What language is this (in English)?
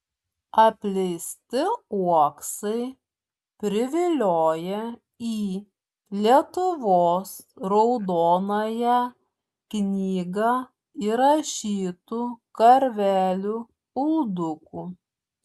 Lithuanian